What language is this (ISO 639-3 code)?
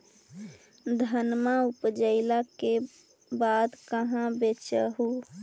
mag